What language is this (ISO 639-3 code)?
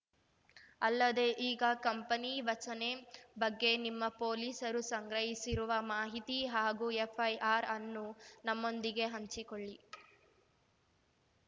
kan